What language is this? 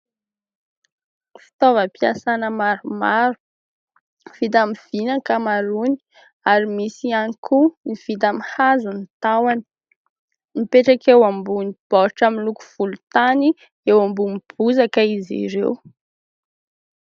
Malagasy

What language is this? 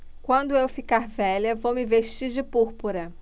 Portuguese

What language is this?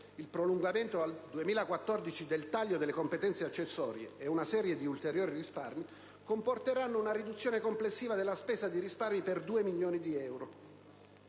Italian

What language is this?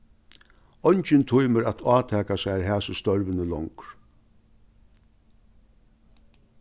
Faroese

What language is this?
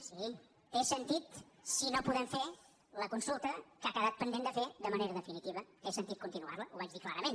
Catalan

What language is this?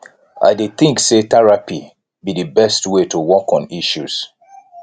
Nigerian Pidgin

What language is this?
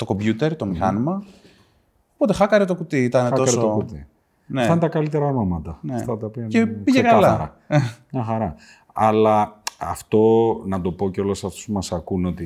Greek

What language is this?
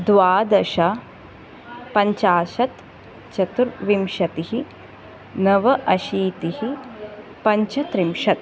Sanskrit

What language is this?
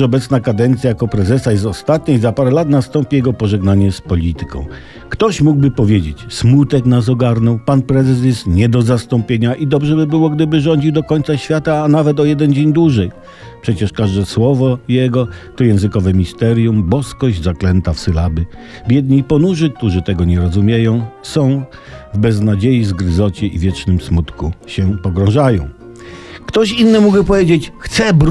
Polish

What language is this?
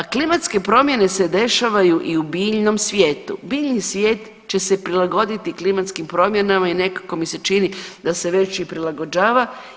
Croatian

